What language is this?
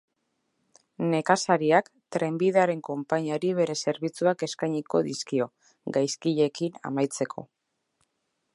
Basque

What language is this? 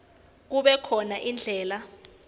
Swati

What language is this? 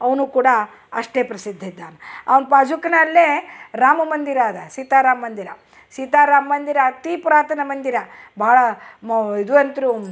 Kannada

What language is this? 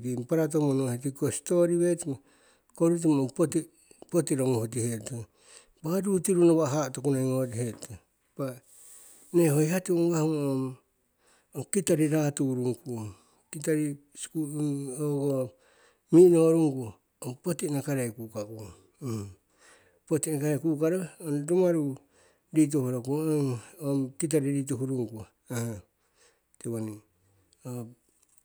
Siwai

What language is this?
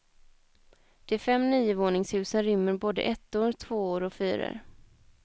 Swedish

